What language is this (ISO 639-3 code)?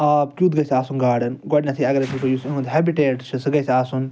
kas